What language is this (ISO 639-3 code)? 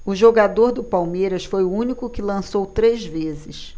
por